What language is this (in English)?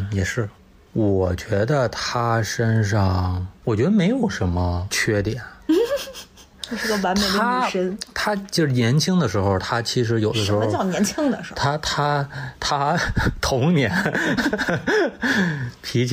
Chinese